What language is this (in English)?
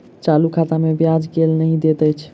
Maithili